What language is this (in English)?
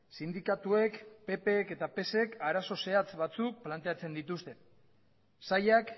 Basque